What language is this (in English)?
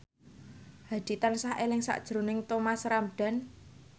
Javanese